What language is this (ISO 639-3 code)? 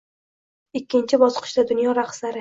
uzb